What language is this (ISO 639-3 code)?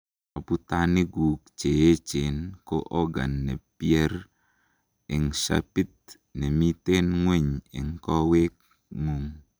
kln